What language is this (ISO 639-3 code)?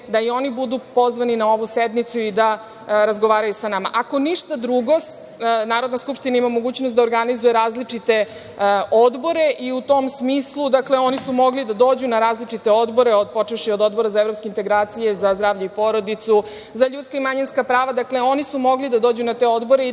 srp